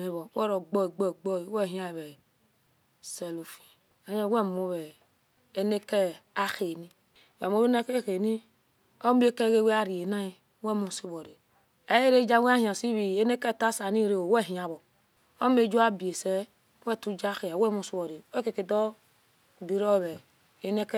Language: Esan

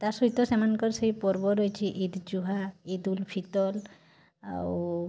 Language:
Odia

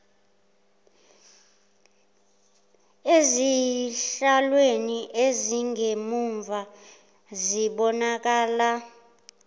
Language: Zulu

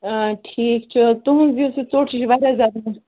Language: Kashmiri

